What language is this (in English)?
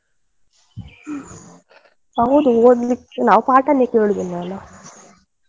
Kannada